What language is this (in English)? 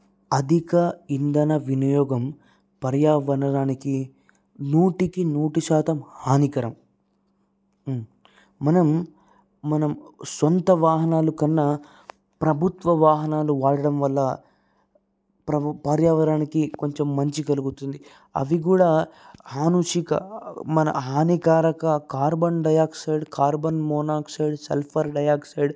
Telugu